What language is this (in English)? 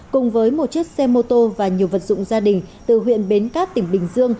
Vietnamese